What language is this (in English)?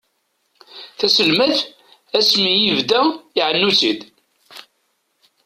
Kabyle